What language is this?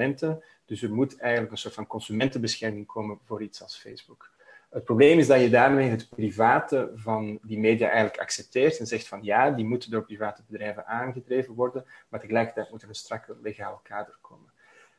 Dutch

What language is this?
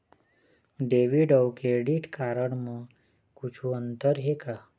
Chhattisgarhi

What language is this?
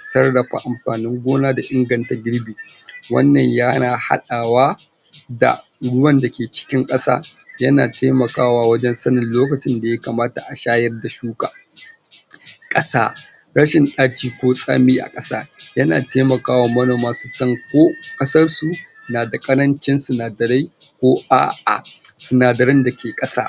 Hausa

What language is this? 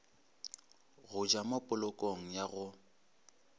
Northern Sotho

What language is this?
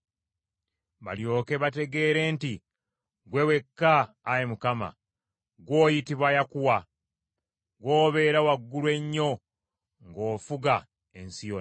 Ganda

